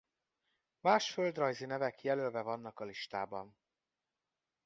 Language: Hungarian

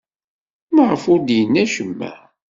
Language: Kabyle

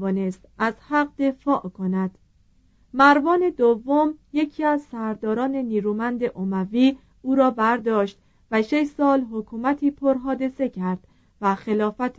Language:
Persian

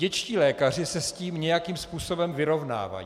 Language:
Czech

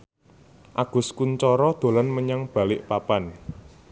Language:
Javanese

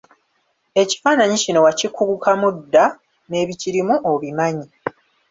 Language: Ganda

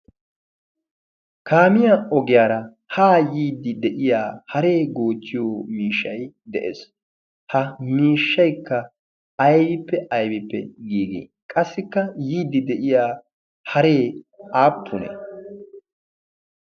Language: Wolaytta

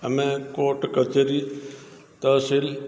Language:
Odia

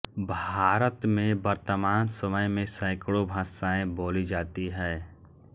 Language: Hindi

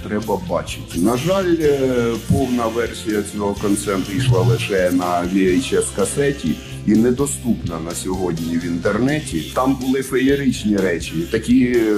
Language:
Ukrainian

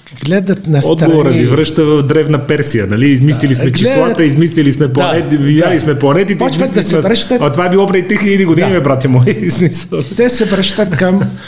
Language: Bulgarian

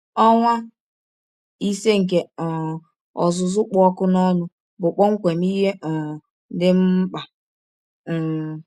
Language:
Igbo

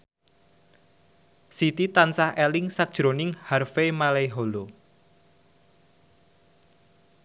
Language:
Javanese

